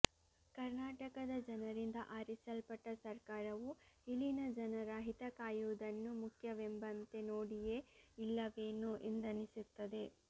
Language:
Kannada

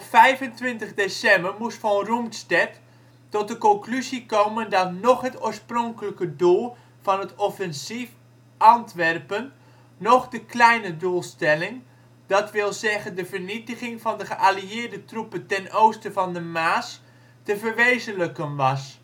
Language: Dutch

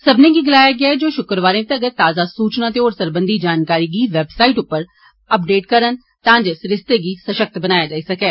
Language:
Dogri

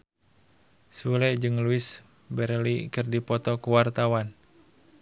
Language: Sundanese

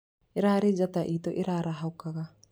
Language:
Kikuyu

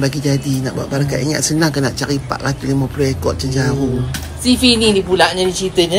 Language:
Malay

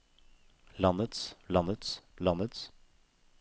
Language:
Norwegian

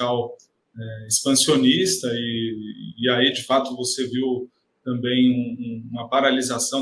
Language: Portuguese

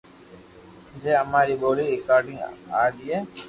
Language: Loarki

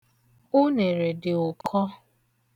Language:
Igbo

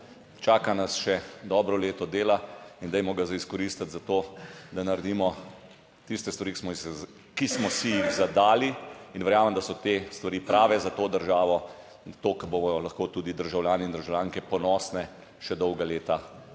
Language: Slovenian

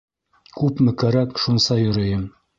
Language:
Bashkir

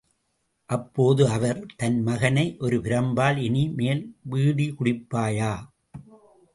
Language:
Tamil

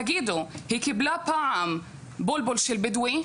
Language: Hebrew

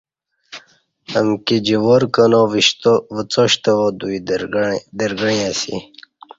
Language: Kati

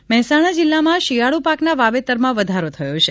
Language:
Gujarati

